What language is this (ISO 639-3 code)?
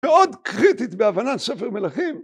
heb